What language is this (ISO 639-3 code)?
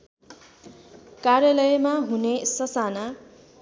nep